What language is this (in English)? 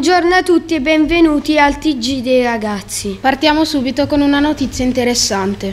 Italian